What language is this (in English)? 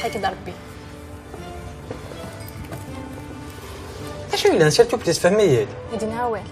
Arabic